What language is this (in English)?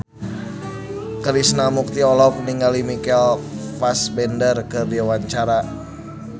Sundanese